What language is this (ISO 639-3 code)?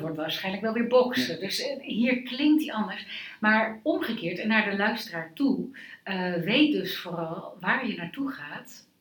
nld